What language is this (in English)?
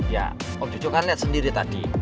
Indonesian